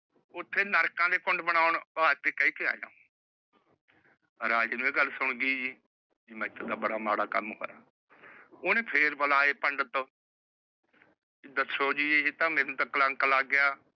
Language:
Punjabi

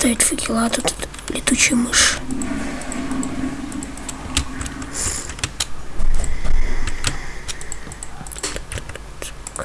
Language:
Russian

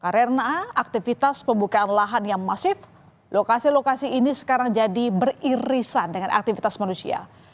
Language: Indonesian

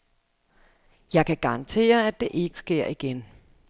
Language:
Danish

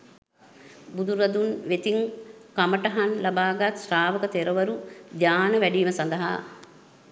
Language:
Sinhala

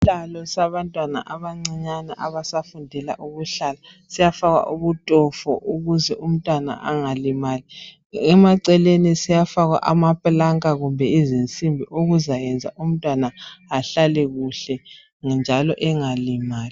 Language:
North Ndebele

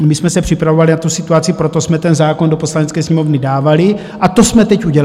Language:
Czech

